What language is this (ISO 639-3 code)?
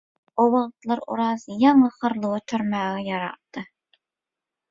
tuk